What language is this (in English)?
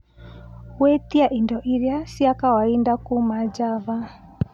Kikuyu